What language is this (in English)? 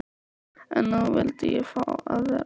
Icelandic